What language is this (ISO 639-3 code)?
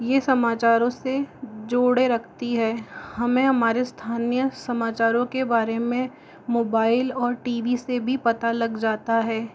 hin